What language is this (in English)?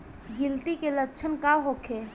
Bhojpuri